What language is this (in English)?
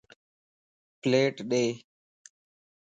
Lasi